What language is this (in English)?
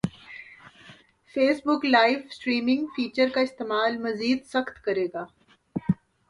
Urdu